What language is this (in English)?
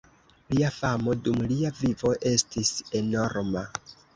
Esperanto